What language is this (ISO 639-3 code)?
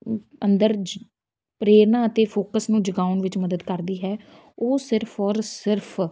pan